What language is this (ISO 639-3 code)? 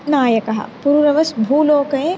san